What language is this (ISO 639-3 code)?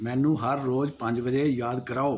pan